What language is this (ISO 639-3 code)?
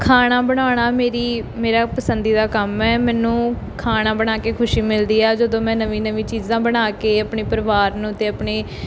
pan